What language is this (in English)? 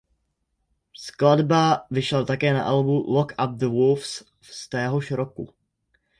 Czech